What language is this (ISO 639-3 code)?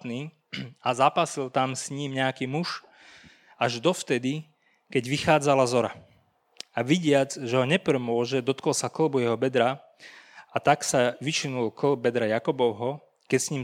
slk